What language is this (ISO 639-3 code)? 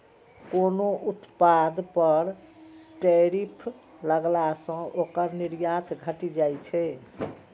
mai